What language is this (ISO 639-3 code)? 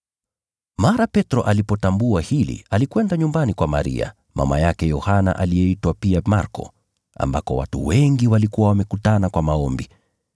swa